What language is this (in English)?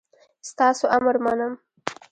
Pashto